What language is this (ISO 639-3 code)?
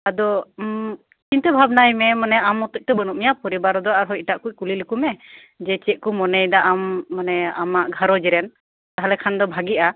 sat